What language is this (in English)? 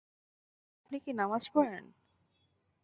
Bangla